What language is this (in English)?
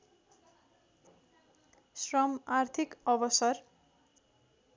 Nepali